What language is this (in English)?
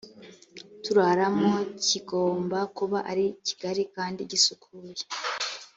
Kinyarwanda